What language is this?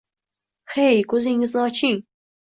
Uzbek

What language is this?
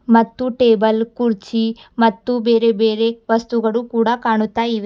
Kannada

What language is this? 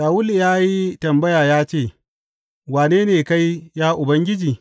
Hausa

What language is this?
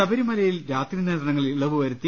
Malayalam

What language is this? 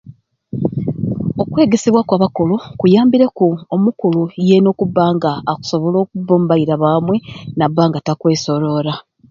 Ruuli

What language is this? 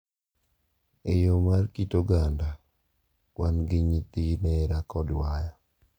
Luo (Kenya and Tanzania)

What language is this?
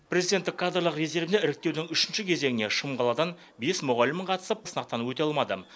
Kazakh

